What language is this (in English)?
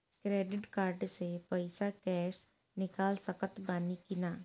Bhojpuri